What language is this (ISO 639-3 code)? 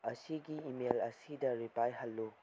mni